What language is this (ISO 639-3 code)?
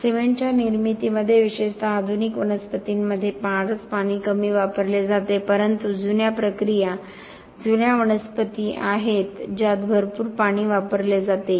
mar